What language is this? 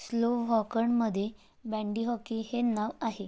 Marathi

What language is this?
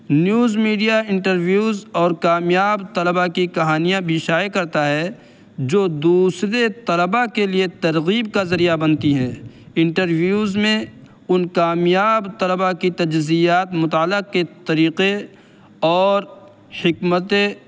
Urdu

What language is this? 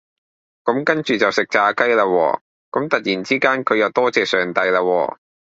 Cantonese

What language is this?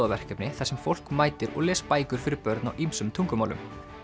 Icelandic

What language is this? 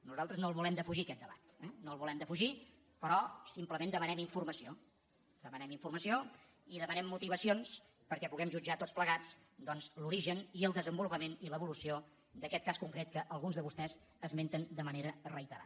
Catalan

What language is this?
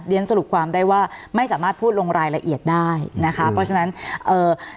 Thai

